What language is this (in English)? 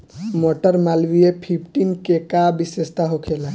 Bhojpuri